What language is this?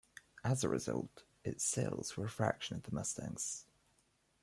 English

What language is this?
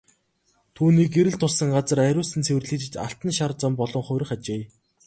Mongolian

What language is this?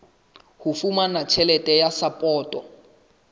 Southern Sotho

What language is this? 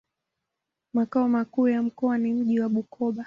Swahili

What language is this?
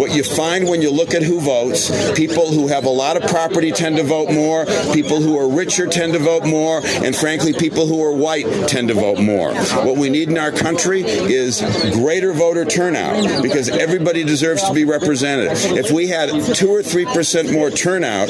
English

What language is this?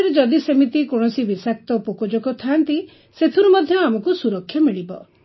Odia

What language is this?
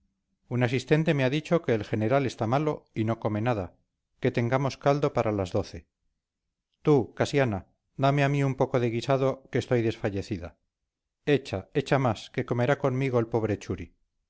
Spanish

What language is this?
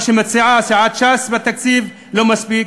Hebrew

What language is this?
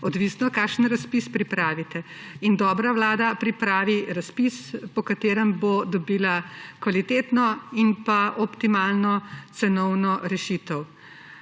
Slovenian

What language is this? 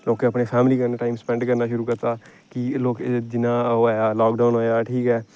Dogri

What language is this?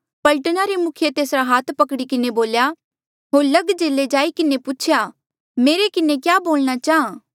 Mandeali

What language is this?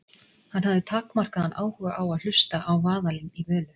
Icelandic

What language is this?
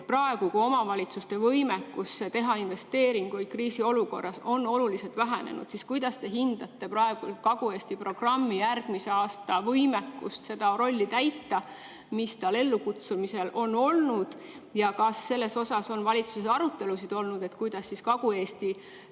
Estonian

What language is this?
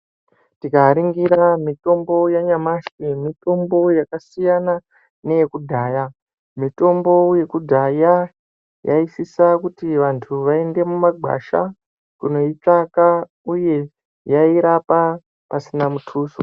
Ndau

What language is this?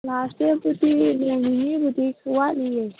Manipuri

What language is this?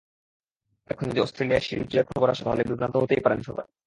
Bangla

